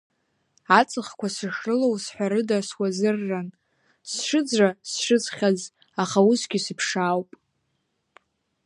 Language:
Abkhazian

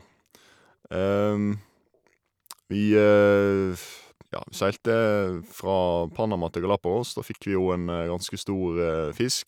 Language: Norwegian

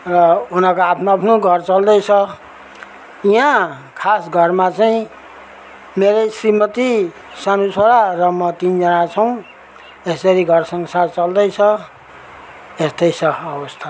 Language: Nepali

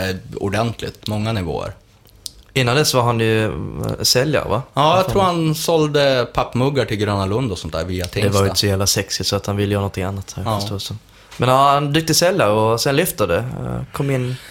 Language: Swedish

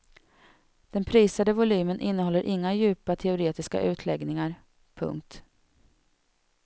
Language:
Swedish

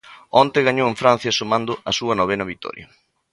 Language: Galician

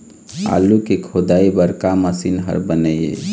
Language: Chhattisgarhi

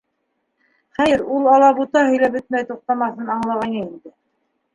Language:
Bashkir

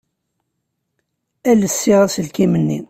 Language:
Kabyle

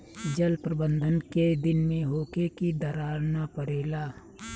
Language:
Bhojpuri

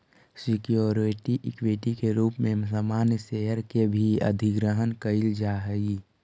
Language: Magahi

